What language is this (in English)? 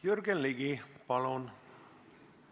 Estonian